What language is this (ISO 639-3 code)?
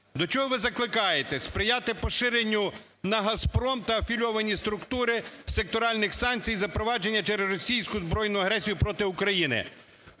ukr